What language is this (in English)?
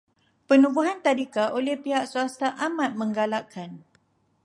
Malay